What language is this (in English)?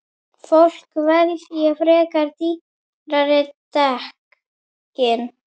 Icelandic